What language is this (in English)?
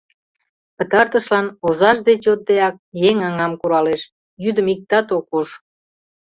Mari